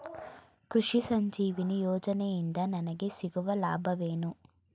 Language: Kannada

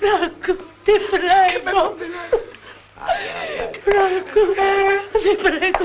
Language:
Italian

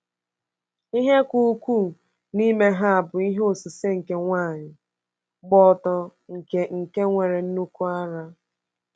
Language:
Igbo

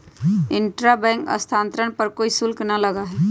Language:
Magahi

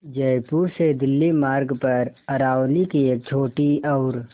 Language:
Hindi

